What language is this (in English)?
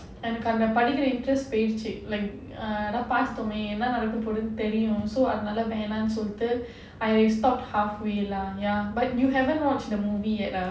English